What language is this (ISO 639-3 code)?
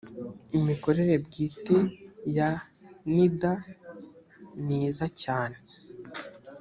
kin